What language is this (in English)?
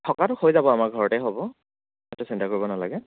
Assamese